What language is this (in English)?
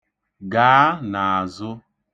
Igbo